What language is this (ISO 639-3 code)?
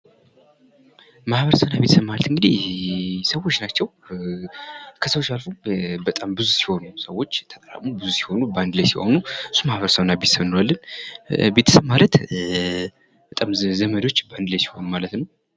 amh